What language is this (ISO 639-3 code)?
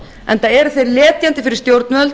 isl